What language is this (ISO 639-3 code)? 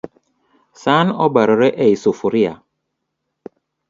luo